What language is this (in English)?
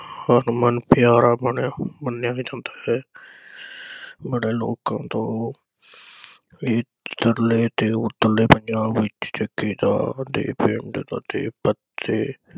Punjabi